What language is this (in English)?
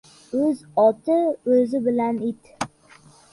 Uzbek